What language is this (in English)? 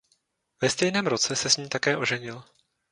Czech